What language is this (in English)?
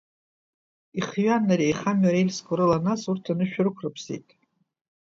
Abkhazian